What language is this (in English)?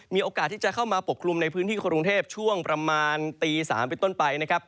Thai